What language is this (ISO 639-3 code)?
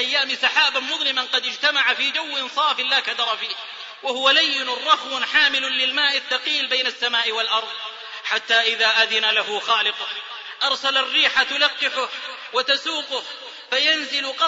ara